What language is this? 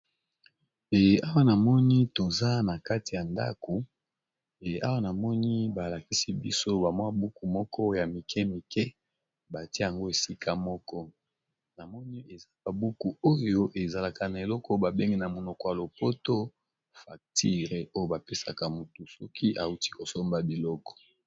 Lingala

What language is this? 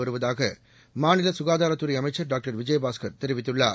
Tamil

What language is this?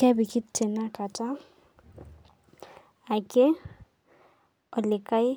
Masai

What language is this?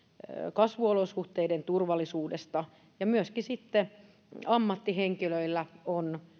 Finnish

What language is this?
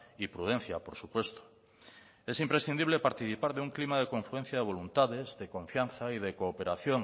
Spanish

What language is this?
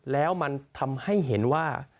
Thai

